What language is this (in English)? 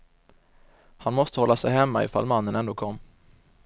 Swedish